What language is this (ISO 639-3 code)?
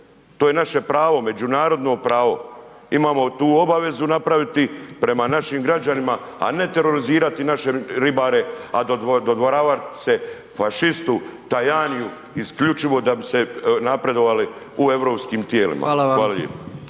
hrv